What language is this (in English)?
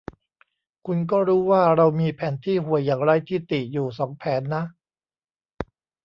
Thai